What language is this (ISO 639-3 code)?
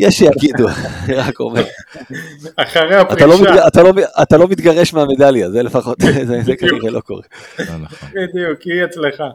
heb